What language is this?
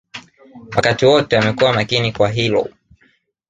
Swahili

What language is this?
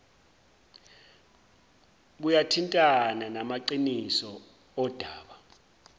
Zulu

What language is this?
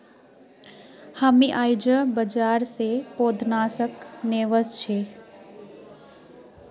Magahi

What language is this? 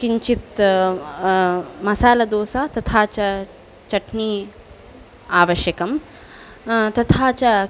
Sanskrit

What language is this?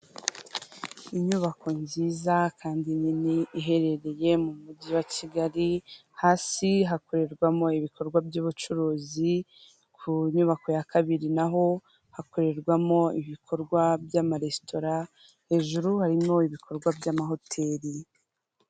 Kinyarwanda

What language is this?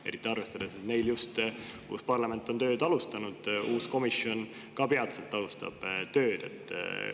Estonian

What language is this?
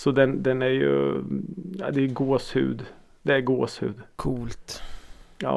Swedish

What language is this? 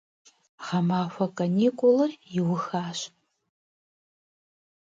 Kabardian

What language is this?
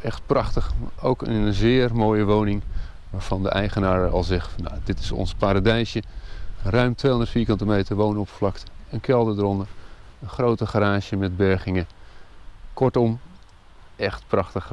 Dutch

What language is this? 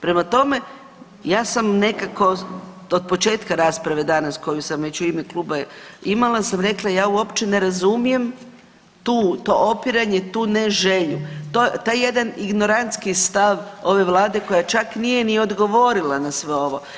Croatian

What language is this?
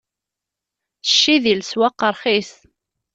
Kabyle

